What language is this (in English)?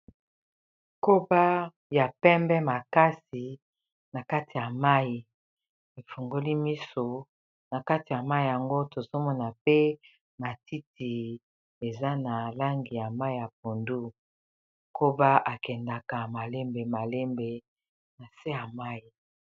Lingala